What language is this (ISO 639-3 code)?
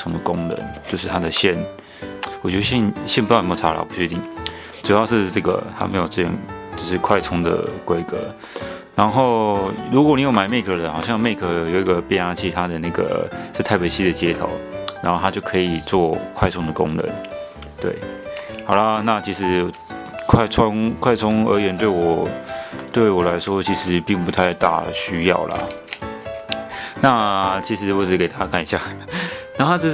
zho